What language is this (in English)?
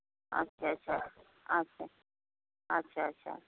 Santali